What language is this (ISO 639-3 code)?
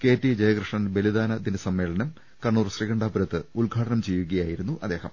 mal